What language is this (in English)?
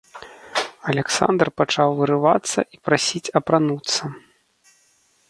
Belarusian